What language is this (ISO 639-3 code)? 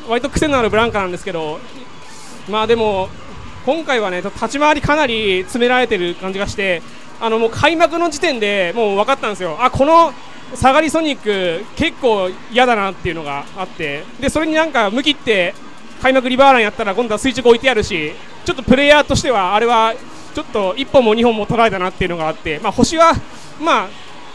jpn